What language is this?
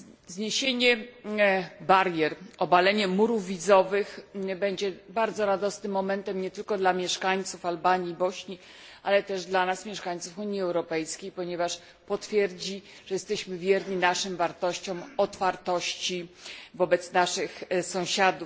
Polish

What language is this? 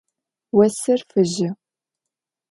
Adyghe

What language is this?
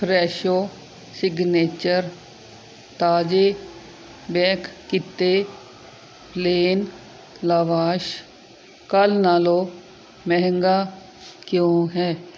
Punjabi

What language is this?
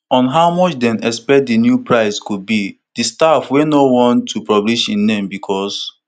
Nigerian Pidgin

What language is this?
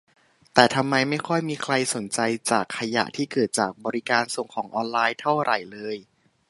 Thai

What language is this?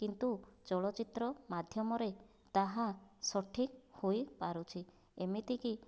Odia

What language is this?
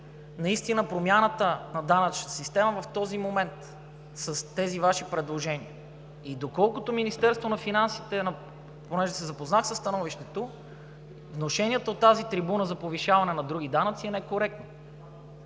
Bulgarian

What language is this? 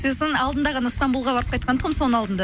Kazakh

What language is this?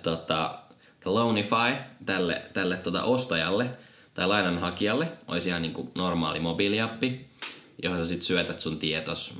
Finnish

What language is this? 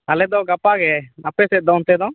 Santali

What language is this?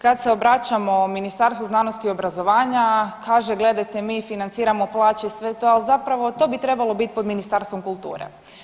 Croatian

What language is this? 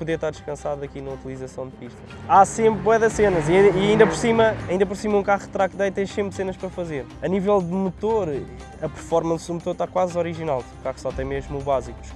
Portuguese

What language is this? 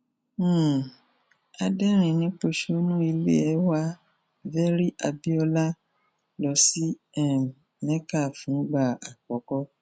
Yoruba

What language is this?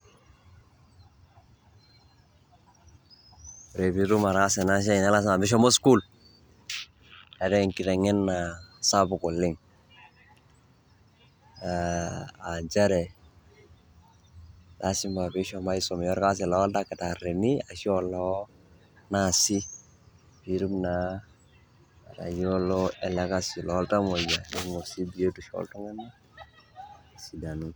Masai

